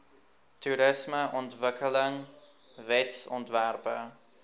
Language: Afrikaans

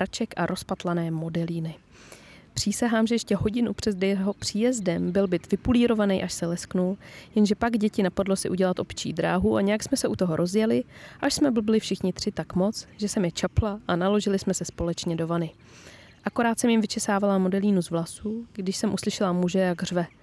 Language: Czech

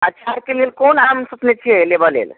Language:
Maithili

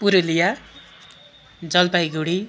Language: Nepali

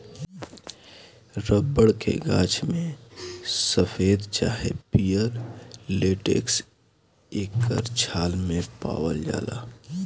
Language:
Bhojpuri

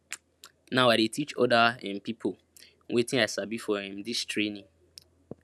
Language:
Nigerian Pidgin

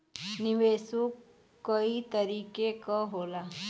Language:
Bhojpuri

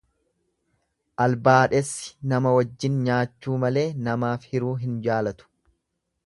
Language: Oromo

